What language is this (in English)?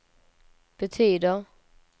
Swedish